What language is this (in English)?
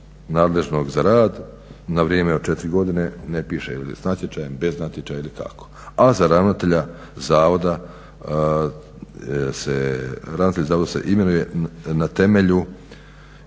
Croatian